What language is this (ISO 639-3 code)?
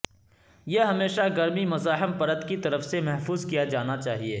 urd